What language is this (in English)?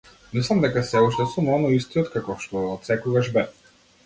Macedonian